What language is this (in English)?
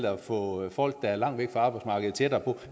Danish